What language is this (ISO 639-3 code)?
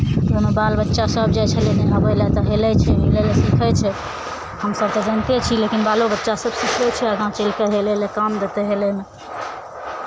mai